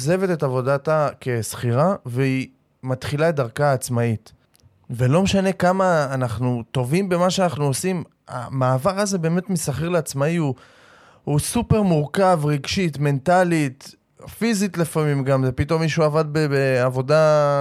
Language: Hebrew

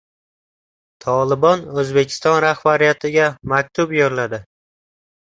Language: Uzbek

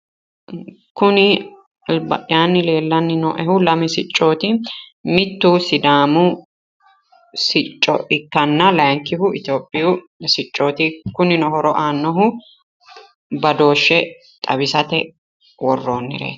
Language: Sidamo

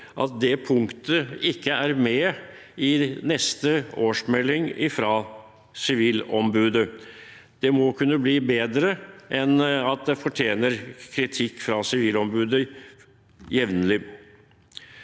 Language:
Norwegian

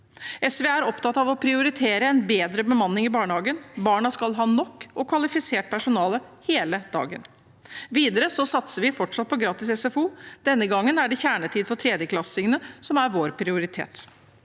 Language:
Norwegian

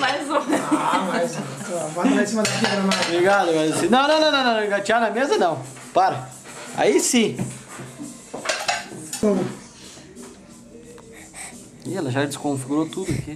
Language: Portuguese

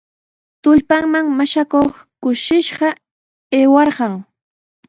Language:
Sihuas Ancash Quechua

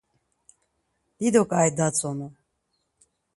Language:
Laz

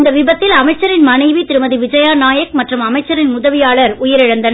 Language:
Tamil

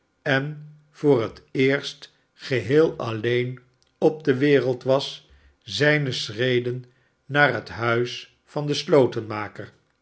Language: Dutch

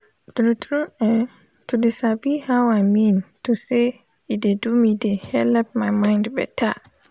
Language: Nigerian Pidgin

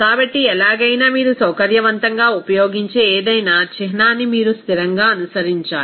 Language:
Telugu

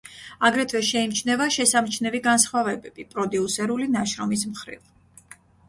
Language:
Georgian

